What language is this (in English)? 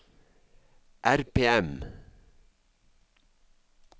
Norwegian